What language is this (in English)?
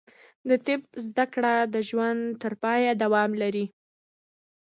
Pashto